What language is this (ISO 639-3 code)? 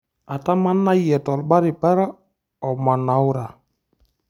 mas